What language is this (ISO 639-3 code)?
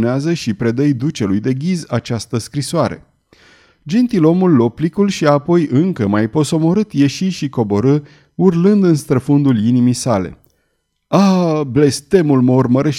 ron